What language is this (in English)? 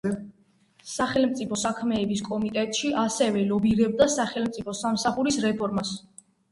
Georgian